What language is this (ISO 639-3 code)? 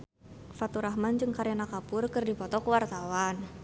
sun